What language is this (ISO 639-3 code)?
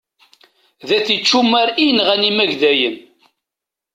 kab